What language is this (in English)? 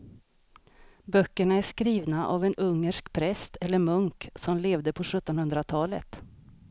Swedish